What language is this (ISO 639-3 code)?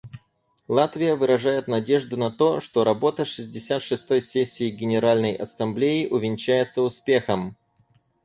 rus